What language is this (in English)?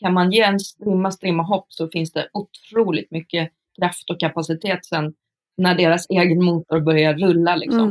Swedish